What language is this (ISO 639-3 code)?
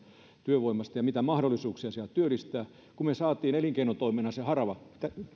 fin